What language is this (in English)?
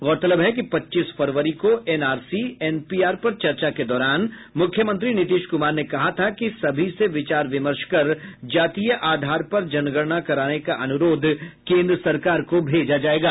Hindi